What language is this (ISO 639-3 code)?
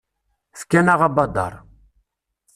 kab